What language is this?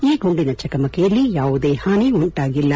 Kannada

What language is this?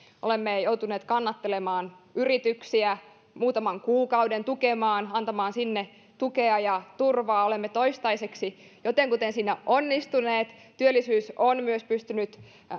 Finnish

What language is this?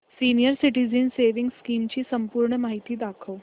Marathi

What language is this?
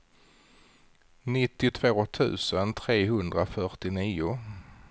Swedish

